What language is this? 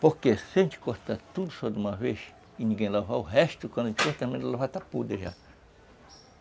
Portuguese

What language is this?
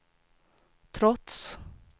Swedish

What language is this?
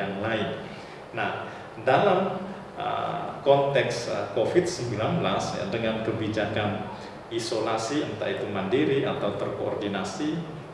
Indonesian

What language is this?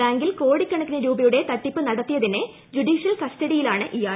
Malayalam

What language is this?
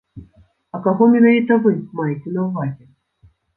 Belarusian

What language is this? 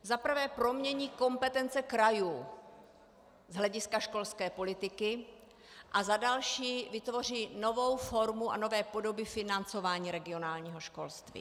Czech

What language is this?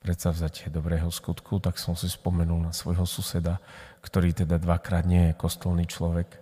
Slovak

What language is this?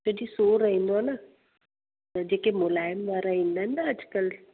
Sindhi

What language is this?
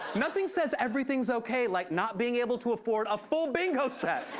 English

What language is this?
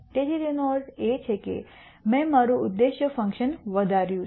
Gujarati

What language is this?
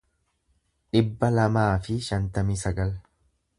Oromo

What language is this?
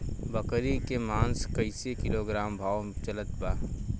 Bhojpuri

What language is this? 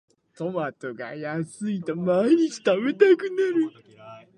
Japanese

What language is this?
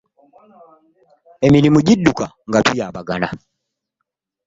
Ganda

